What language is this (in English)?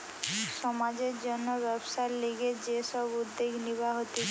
Bangla